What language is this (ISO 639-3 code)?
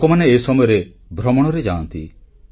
ori